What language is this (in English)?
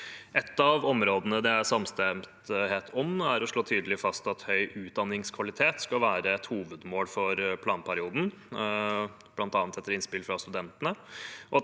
Norwegian